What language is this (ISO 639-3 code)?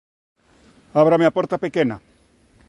glg